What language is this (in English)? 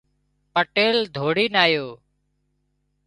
Wadiyara Koli